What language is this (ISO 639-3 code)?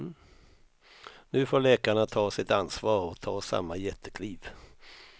swe